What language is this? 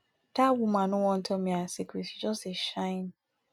Nigerian Pidgin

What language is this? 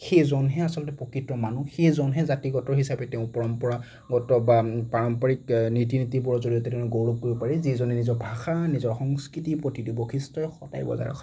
Assamese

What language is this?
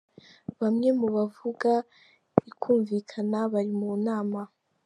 Kinyarwanda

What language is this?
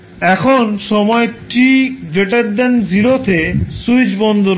Bangla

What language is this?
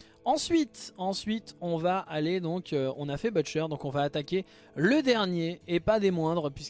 French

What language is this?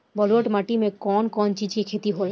Bhojpuri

